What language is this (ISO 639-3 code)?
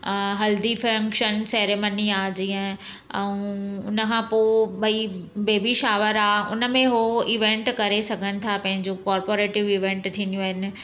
snd